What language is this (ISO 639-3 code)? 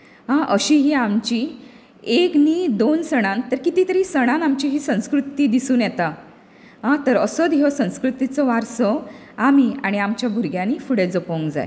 kok